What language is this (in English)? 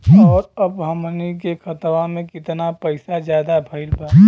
Bhojpuri